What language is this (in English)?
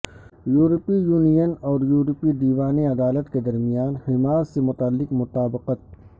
Urdu